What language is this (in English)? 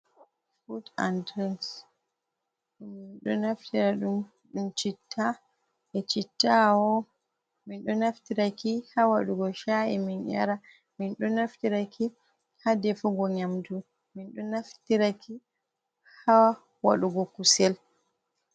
Fula